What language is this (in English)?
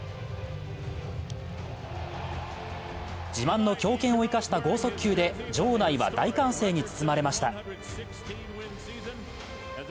Japanese